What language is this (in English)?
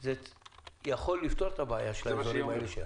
Hebrew